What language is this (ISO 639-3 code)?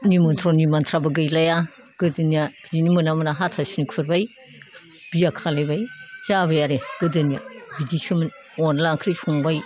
brx